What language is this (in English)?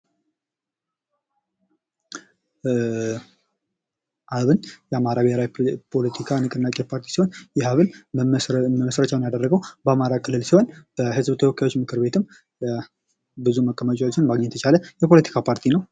Amharic